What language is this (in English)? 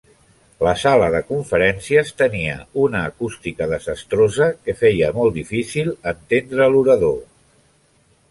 Catalan